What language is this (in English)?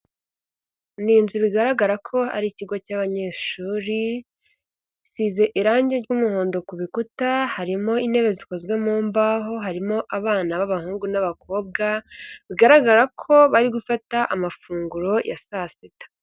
Kinyarwanda